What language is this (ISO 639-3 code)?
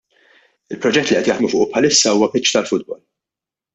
mlt